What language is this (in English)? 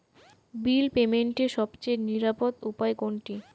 Bangla